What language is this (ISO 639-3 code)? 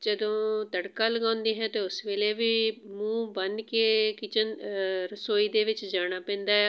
pan